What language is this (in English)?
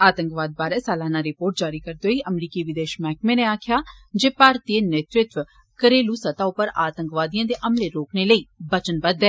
Dogri